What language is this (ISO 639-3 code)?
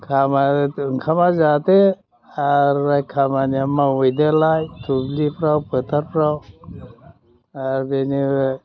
brx